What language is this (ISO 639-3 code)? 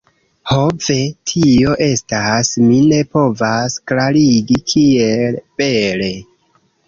epo